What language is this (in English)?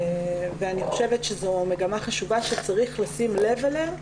Hebrew